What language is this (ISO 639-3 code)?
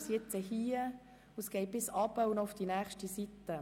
gsw